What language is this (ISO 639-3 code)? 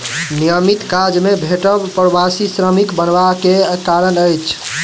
mai